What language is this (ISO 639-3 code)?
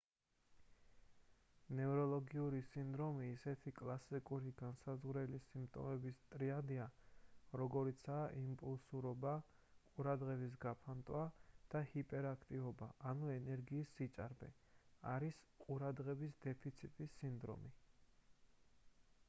kat